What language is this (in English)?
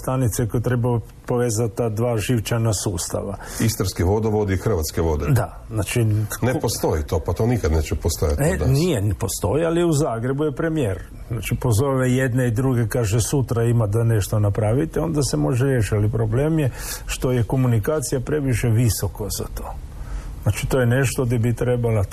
Croatian